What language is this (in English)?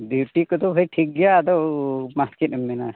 Santali